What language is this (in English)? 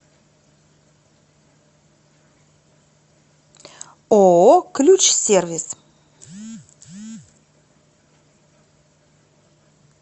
Russian